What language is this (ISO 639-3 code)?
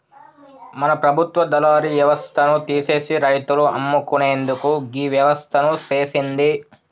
tel